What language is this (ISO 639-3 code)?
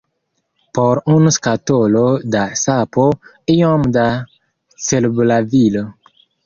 epo